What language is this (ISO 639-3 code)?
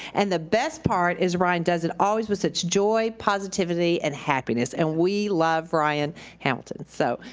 eng